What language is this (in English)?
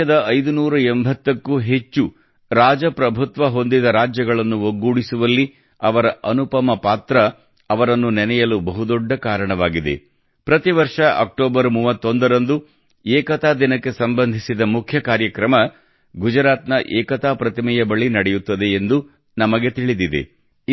Kannada